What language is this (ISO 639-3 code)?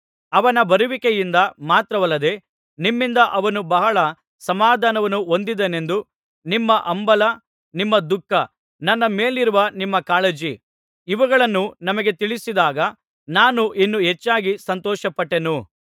kan